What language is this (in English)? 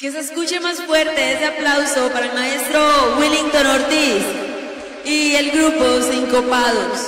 Romanian